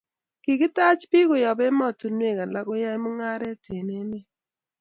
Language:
Kalenjin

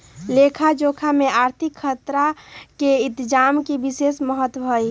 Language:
Magahi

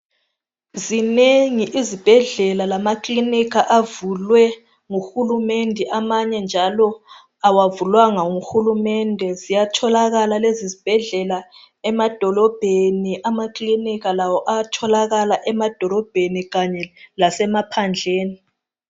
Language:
North Ndebele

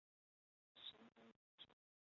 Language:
Chinese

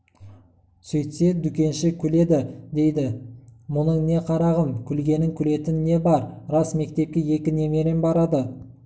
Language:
Kazakh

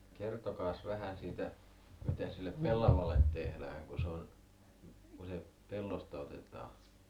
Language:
Finnish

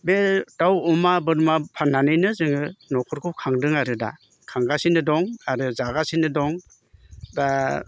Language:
Bodo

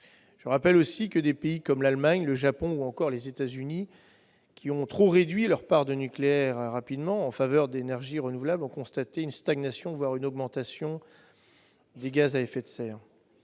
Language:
French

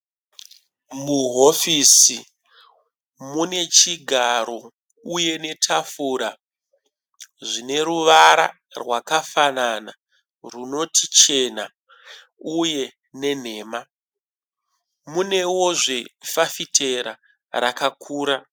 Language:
Shona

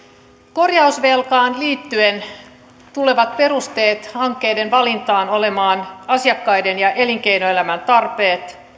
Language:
Finnish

